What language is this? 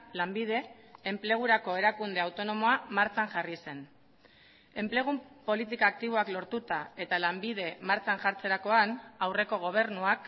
Basque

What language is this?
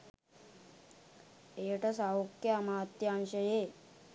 Sinhala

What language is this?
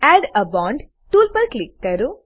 Gujarati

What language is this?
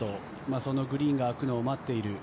Japanese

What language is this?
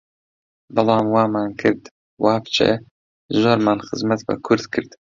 Central Kurdish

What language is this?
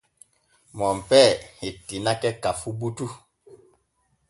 Borgu Fulfulde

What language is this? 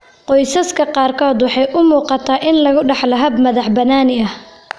Somali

